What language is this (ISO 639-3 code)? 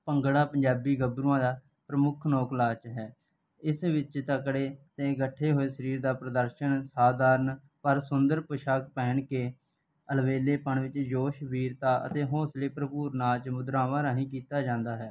pan